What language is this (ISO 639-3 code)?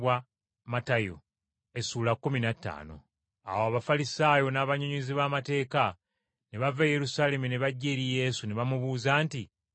lug